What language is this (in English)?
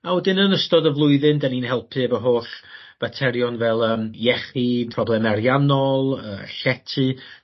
Welsh